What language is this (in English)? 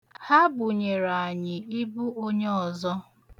Igbo